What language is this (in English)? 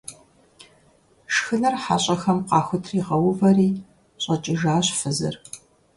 Kabardian